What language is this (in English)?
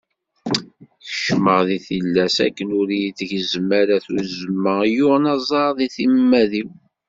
Kabyle